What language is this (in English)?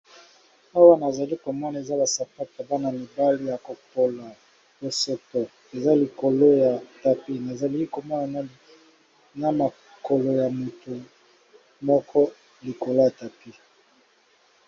Lingala